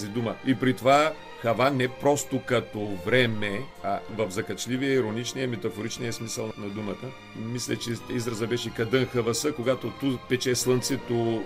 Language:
Bulgarian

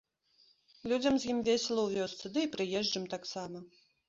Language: Belarusian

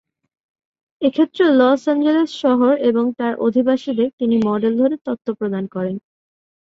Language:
Bangla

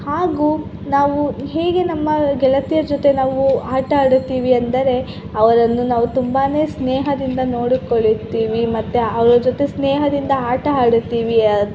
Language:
Kannada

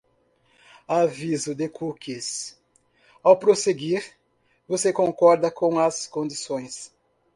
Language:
Portuguese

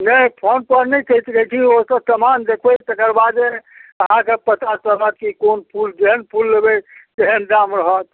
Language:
Maithili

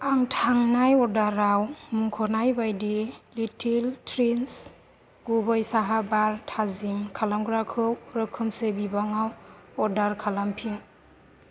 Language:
Bodo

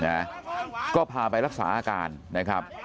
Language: Thai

